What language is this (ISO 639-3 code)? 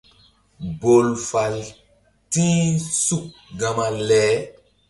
mdd